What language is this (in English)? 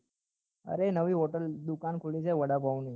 Gujarati